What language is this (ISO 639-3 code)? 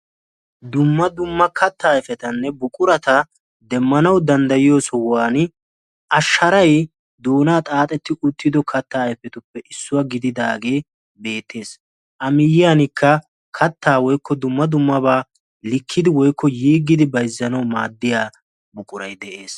wal